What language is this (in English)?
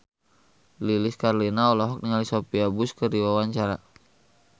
Sundanese